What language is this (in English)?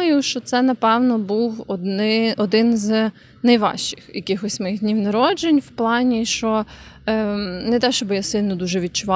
Ukrainian